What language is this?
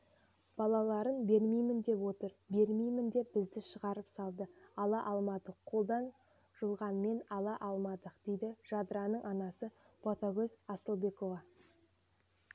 Kazakh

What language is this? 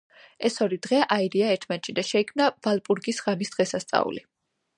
Georgian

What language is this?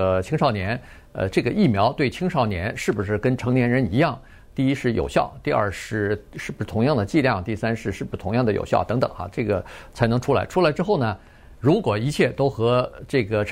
Chinese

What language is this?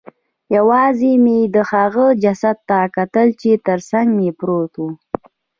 Pashto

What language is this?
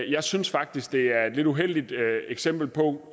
Danish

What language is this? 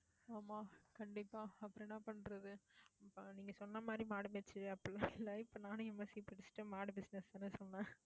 Tamil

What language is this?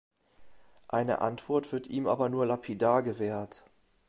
German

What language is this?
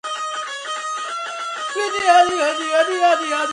Georgian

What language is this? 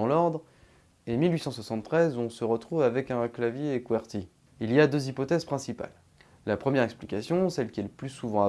French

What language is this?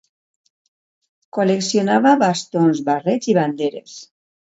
Catalan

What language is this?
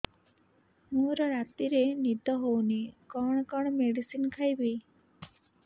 Odia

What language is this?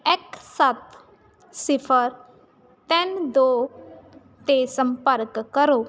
Punjabi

